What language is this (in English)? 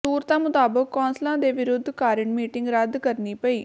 Punjabi